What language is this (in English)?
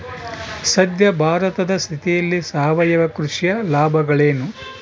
Kannada